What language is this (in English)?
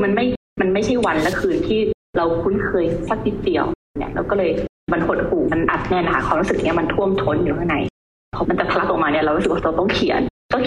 Thai